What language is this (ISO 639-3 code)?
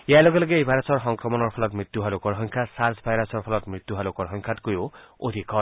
asm